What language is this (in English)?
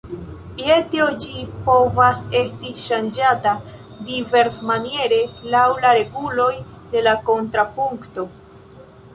Esperanto